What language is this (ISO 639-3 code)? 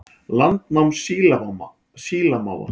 isl